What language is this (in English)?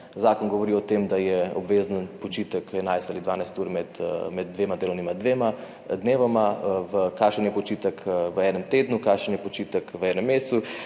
Slovenian